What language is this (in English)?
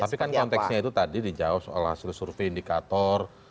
Indonesian